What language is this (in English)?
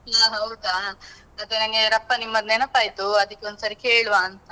Kannada